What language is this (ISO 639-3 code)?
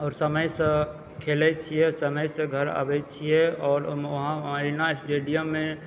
mai